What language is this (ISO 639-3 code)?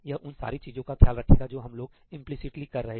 hin